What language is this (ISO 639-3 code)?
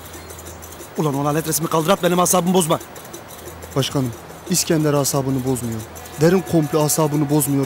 tur